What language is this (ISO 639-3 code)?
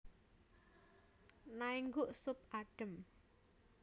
jav